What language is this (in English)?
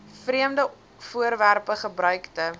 Afrikaans